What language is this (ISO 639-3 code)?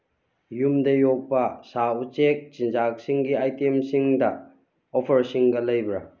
mni